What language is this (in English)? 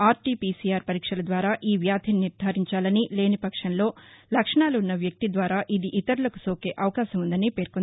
Telugu